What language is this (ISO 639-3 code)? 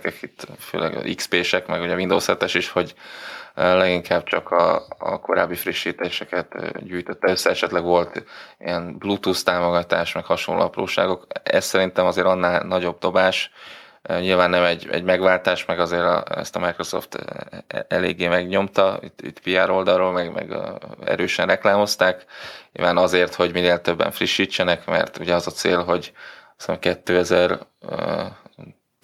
hun